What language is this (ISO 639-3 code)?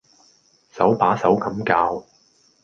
yue